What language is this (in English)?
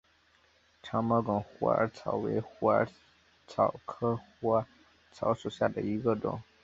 Chinese